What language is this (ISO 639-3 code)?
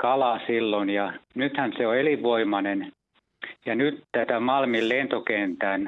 fin